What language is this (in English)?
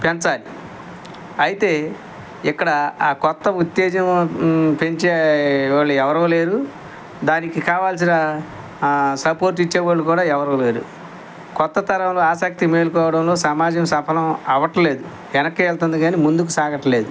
Telugu